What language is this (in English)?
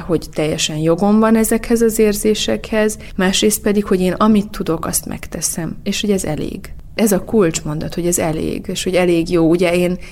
Hungarian